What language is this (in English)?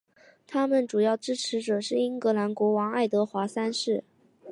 Chinese